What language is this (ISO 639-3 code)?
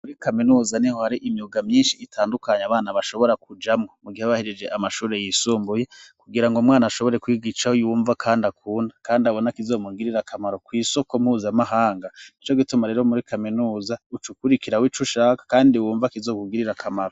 run